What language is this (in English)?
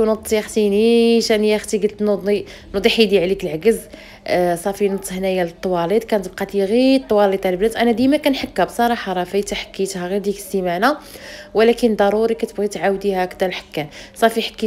Arabic